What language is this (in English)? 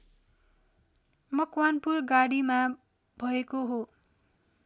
Nepali